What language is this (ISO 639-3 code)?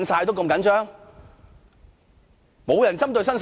yue